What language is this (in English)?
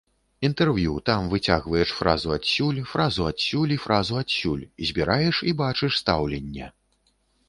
Belarusian